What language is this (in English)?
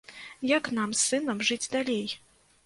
Belarusian